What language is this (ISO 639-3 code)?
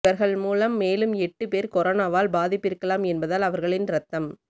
tam